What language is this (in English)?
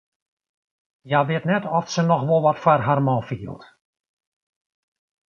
Western Frisian